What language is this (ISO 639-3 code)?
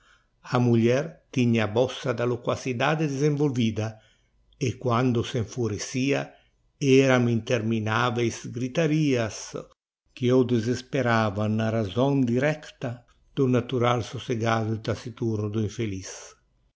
por